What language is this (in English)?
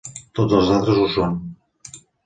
Catalan